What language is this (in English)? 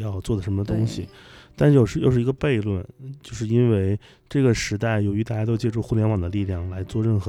Chinese